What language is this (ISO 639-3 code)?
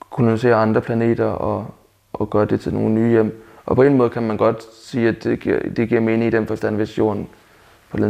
dan